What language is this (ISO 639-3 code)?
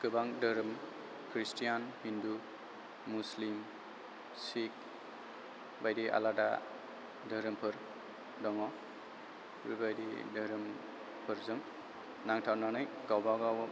brx